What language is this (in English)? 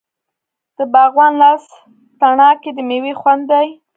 Pashto